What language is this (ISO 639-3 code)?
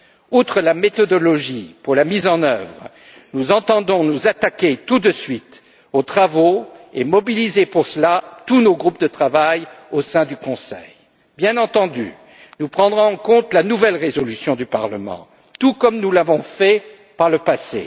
fra